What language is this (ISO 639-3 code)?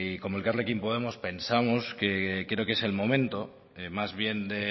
spa